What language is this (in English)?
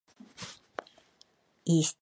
Georgian